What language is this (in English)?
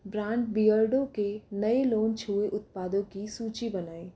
Hindi